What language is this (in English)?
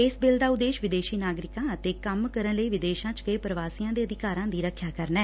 Punjabi